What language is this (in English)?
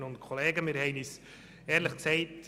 Swiss German